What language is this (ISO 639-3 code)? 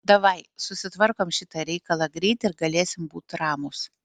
lit